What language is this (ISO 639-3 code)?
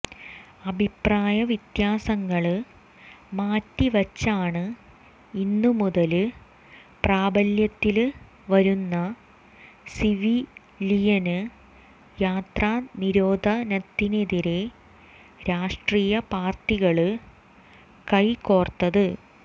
mal